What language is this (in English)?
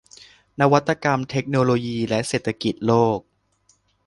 Thai